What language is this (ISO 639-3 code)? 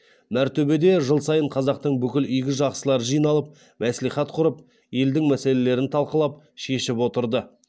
kaz